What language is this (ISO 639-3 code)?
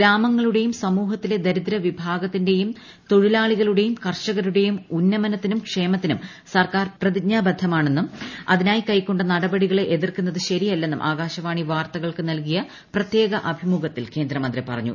mal